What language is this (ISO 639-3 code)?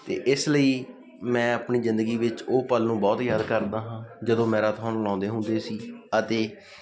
pan